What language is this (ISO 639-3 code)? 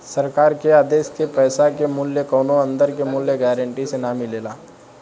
bho